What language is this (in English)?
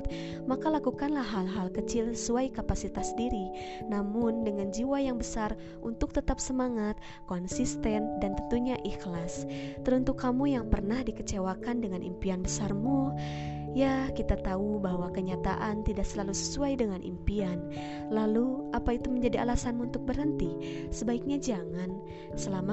Indonesian